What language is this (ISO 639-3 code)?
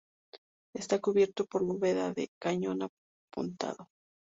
spa